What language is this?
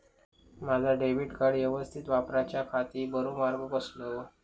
Marathi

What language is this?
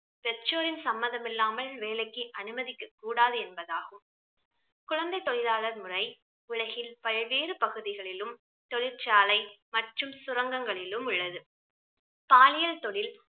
Tamil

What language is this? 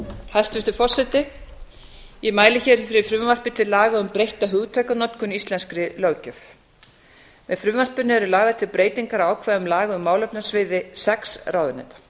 Icelandic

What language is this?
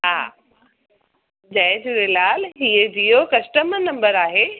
Sindhi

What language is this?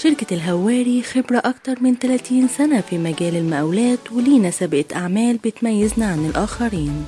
Arabic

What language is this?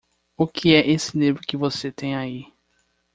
Portuguese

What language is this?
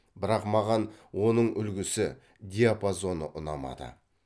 Kazakh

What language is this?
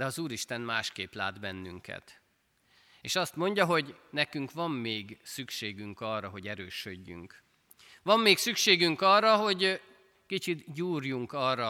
Hungarian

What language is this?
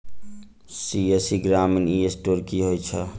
Maithili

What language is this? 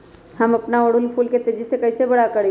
Magahi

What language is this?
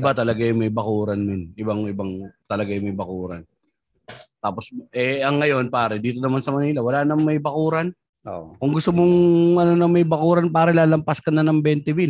Filipino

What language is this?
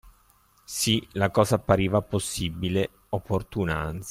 Italian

